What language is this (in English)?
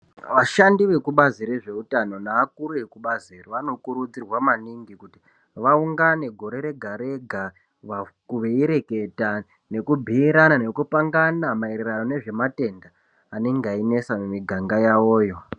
Ndau